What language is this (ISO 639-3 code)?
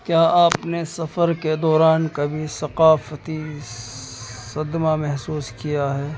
urd